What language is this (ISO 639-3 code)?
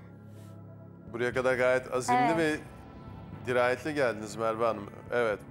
tur